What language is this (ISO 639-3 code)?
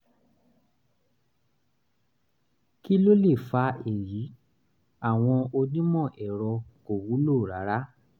yor